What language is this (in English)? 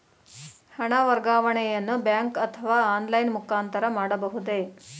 Kannada